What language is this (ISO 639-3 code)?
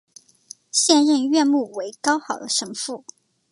zho